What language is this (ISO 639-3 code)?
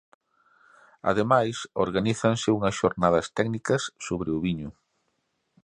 glg